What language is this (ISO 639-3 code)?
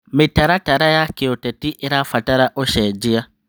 kik